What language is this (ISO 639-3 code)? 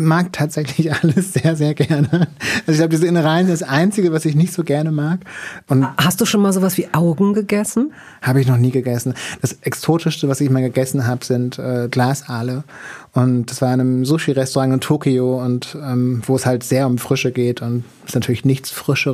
deu